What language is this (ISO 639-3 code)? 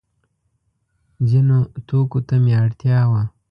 pus